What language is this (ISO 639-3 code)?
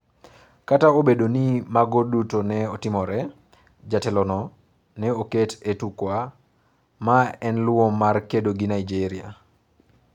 luo